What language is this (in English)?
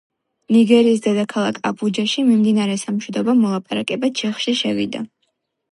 Georgian